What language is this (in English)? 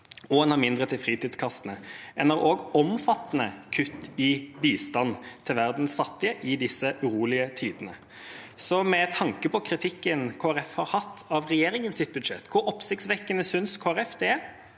Norwegian